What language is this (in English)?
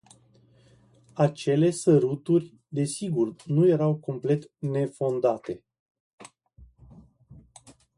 Romanian